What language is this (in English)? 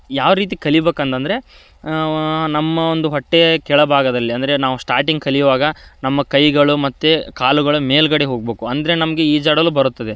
Kannada